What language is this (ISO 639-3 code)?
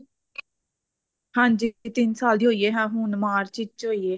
pan